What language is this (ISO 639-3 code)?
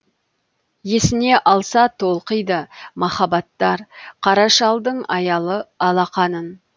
kaz